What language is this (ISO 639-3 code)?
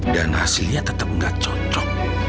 ind